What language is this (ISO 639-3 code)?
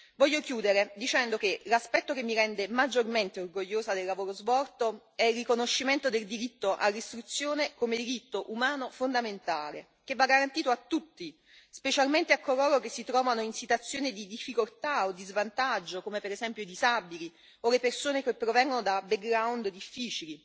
ita